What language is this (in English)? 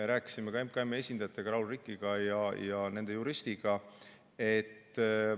Estonian